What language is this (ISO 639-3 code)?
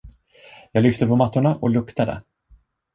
swe